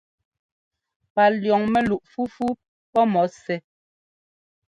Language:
Ngomba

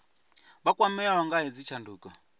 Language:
Venda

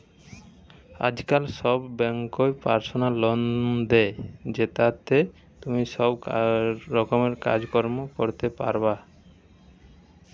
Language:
Bangla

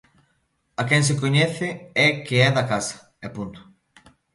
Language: Galician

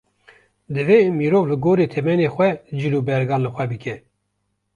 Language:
Kurdish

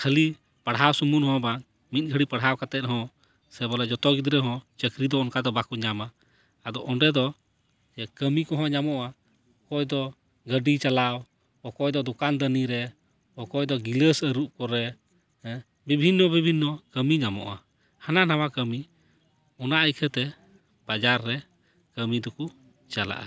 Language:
Santali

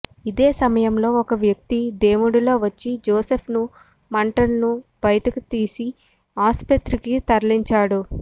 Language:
Telugu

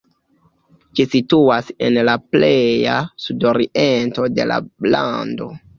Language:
Esperanto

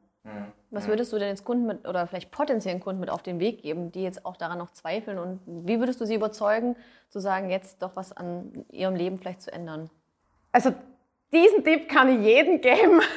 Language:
German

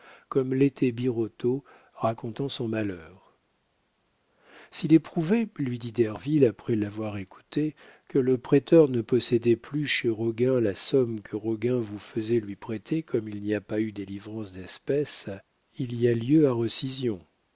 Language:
French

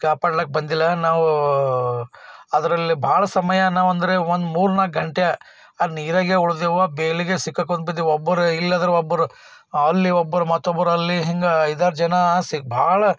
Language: Kannada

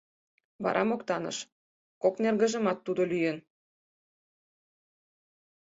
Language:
Mari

